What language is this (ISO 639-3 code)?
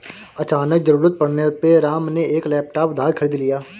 hin